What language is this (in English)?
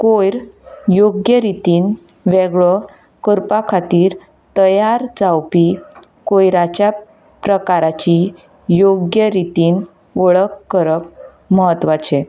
Konkani